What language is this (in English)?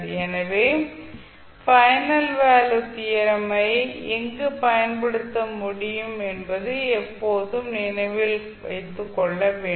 Tamil